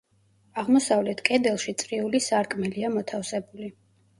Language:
Georgian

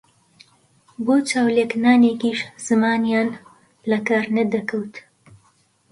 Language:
Central Kurdish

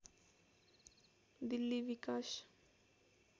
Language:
Nepali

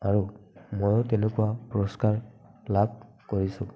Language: Assamese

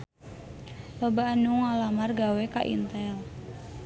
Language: Sundanese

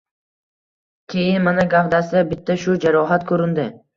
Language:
Uzbek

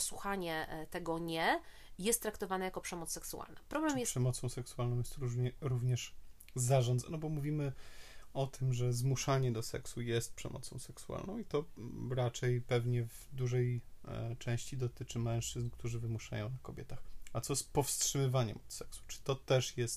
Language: Polish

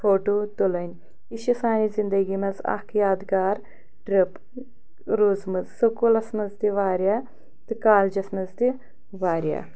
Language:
Kashmiri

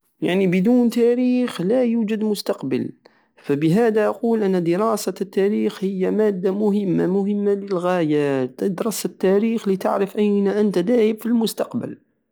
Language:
Algerian Saharan Arabic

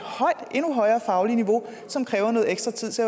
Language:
Danish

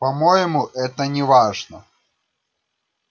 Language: Russian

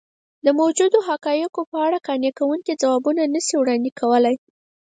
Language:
Pashto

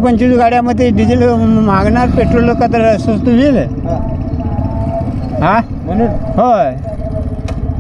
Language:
Marathi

